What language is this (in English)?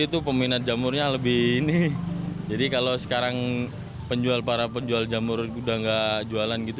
Indonesian